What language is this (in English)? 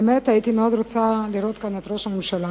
Hebrew